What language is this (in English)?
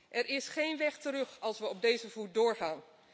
Dutch